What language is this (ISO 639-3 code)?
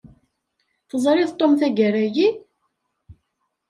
kab